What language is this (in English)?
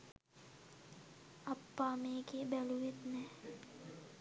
Sinhala